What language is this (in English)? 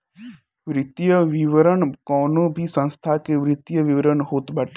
Bhojpuri